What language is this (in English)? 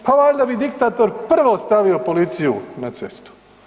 Croatian